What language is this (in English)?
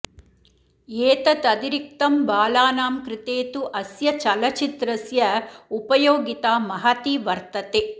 Sanskrit